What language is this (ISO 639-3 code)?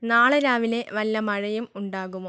mal